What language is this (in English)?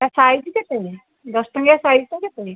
Odia